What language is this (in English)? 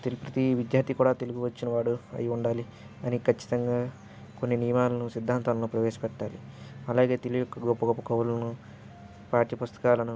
Telugu